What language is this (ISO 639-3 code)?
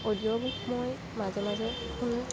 asm